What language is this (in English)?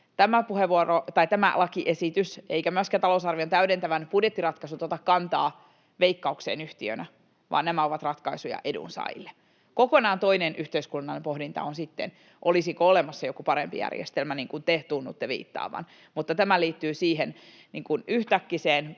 Finnish